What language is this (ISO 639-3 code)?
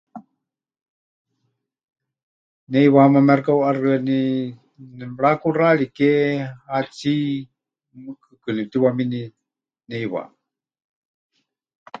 hch